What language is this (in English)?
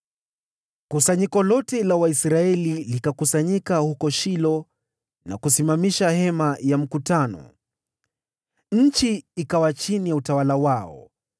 Swahili